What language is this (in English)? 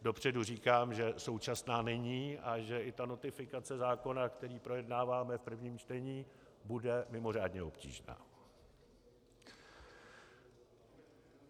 Czech